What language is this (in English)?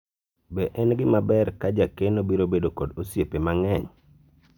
Luo (Kenya and Tanzania)